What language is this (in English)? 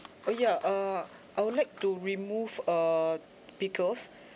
English